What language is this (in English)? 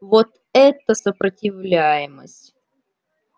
Russian